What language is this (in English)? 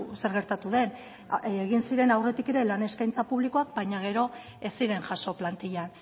Basque